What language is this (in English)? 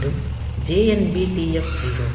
Tamil